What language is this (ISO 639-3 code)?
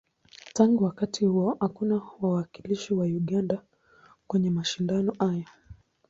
swa